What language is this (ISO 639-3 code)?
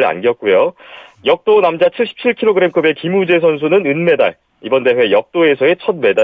kor